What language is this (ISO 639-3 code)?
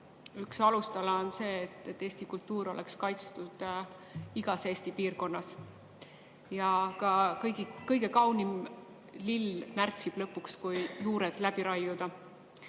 est